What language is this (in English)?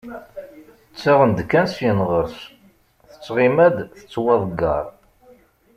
Kabyle